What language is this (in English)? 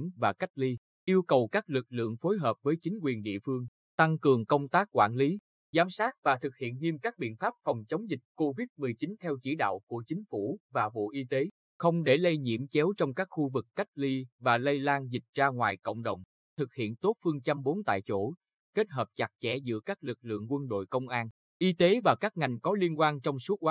Vietnamese